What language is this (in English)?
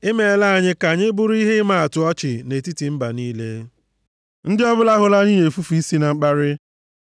Igbo